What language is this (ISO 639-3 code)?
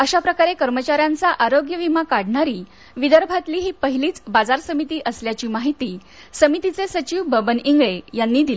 mar